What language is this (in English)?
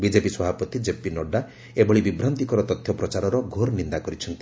Odia